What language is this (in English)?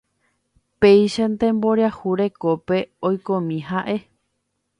Guarani